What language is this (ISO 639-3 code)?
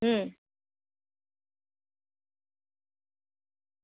guj